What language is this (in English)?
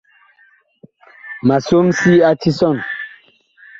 Bakoko